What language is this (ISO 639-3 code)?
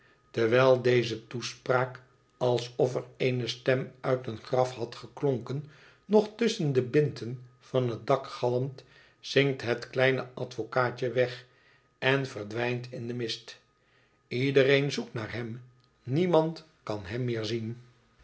nld